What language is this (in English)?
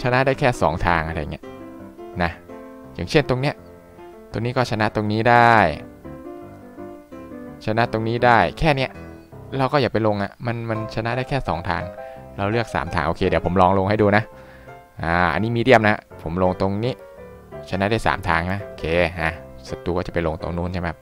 Thai